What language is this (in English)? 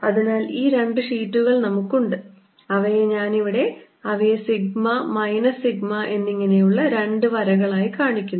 Malayalam